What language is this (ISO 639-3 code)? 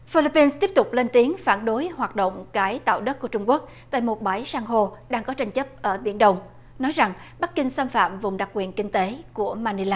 vie